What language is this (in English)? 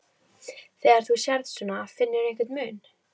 Icelandic